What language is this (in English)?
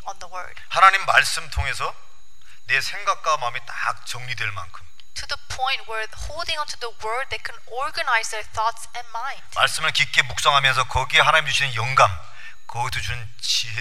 Korean